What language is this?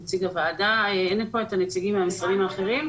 Hebrew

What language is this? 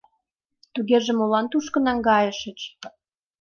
Mari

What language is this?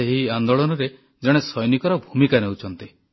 Odia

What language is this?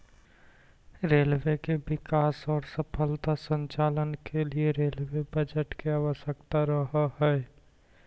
Magahi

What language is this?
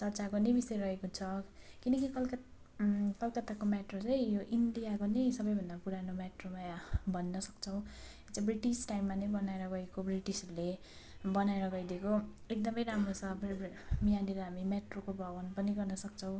Nepali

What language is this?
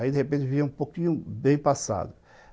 Portuguese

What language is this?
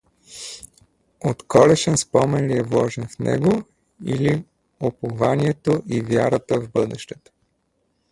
Bulgarian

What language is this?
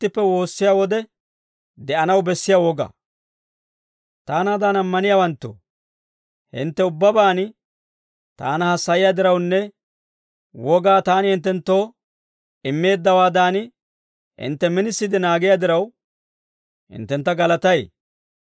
Dawro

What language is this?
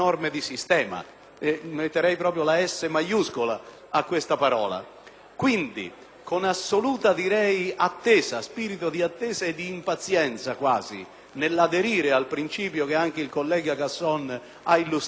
Italian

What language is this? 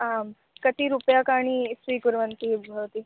Sanskrit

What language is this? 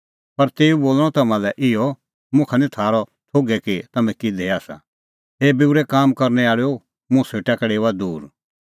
Kullu Pahari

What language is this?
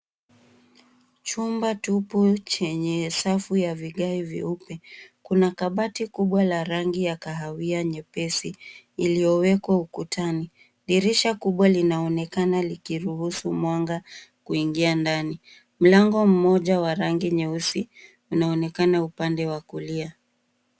Swahili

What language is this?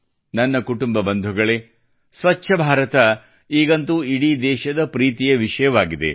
Kannada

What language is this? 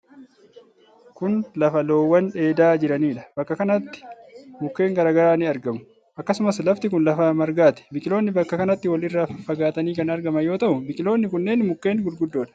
Oromo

